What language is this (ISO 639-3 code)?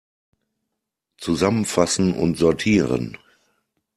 deu